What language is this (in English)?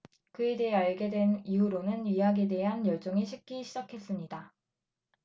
Korean